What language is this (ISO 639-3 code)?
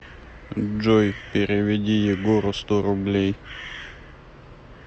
rus